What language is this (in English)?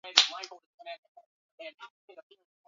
Swahili